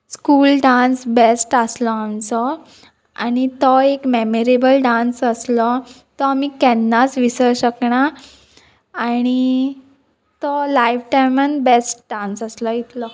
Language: Konkani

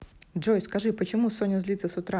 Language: Russian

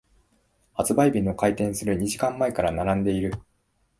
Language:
Japanese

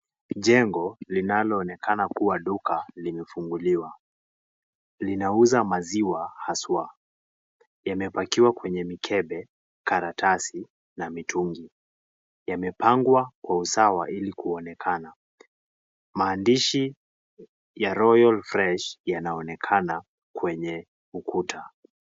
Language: Swahili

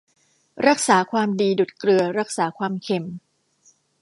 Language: Thai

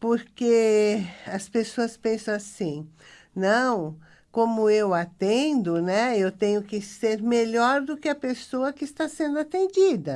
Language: Portuguese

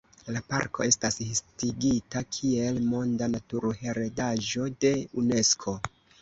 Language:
Esperanto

